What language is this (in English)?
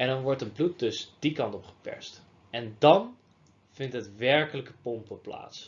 Dutch